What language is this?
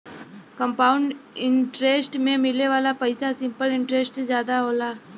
Bhojpuri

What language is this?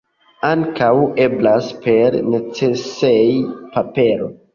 Esperanto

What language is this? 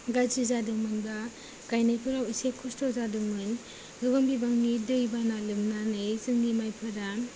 Bodo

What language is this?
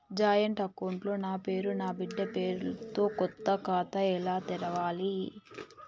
Telugu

